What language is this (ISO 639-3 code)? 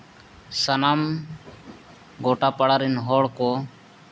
sat